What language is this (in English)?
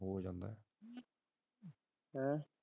Punjabi